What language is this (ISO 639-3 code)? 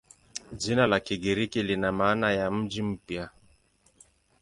swa